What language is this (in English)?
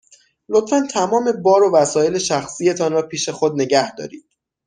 Persian